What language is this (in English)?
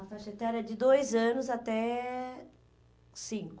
Portuguese